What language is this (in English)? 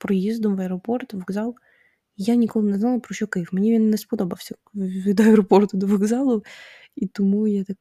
Ukrainian